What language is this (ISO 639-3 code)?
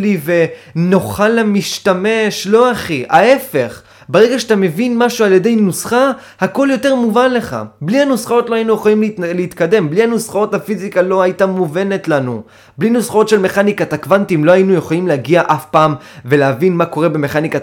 heb